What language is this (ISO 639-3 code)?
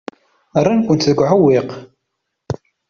kab